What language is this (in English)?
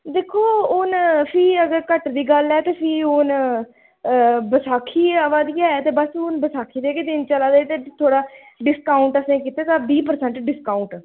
Dogri